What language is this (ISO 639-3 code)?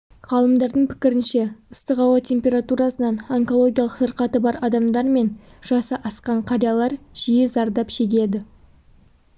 kaz